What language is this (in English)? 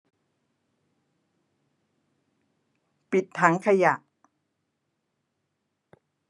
Thai